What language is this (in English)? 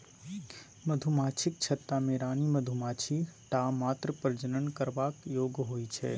Maithili